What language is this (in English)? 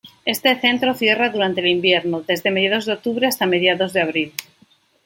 Spanish